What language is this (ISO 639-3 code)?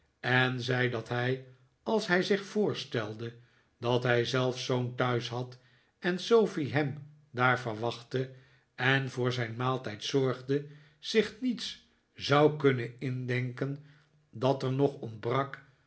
nld